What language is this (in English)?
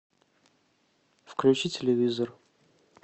Russian